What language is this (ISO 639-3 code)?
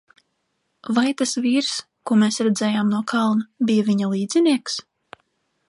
lav